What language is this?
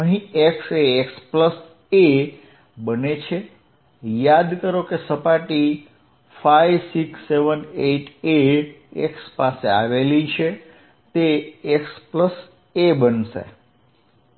Gujarati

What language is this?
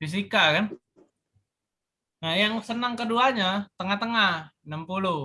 Indonesian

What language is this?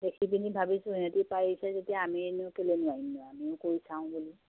Assamese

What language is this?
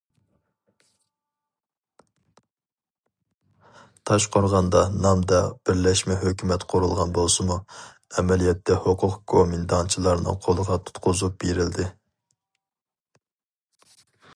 Uyghur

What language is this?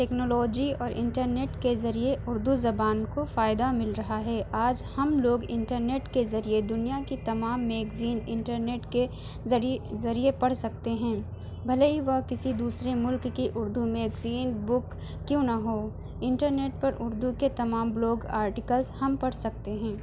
Urdu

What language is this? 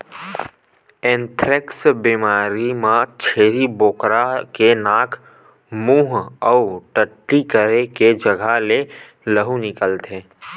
Chhattisgarhi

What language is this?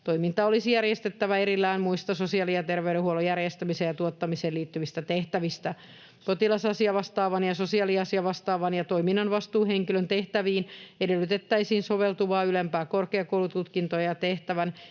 Finnish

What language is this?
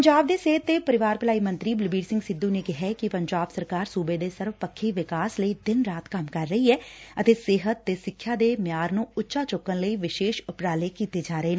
Punjabi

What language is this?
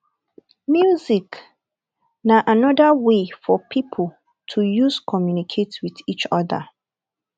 Nigerian Pidgin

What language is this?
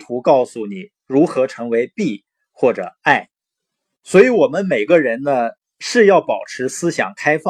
Chinese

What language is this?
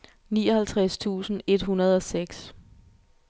Danish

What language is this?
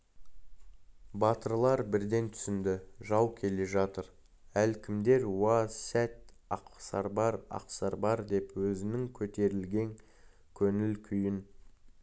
Kazakh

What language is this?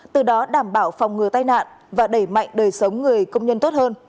Vietnamese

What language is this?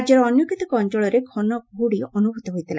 Odia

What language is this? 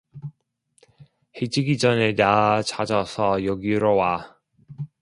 Korean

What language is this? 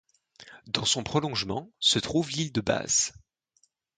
French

